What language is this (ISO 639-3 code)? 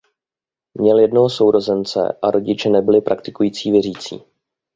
ces